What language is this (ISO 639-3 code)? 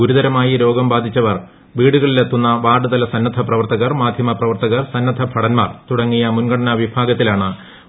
mal